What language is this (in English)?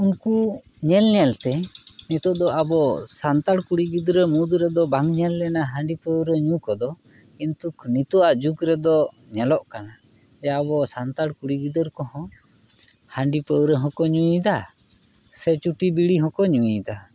Santali